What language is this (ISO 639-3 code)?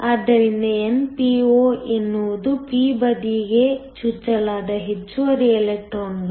kan